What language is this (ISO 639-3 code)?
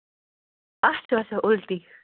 kas